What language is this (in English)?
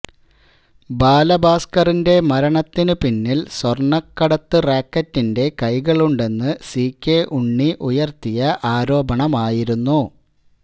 Malayalam